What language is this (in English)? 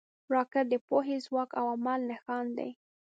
Pashto